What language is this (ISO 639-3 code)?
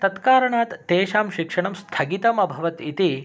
san